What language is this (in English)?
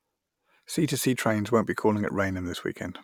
English